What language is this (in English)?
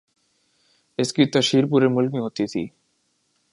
Urdu